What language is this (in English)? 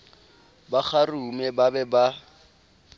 Southern Sotho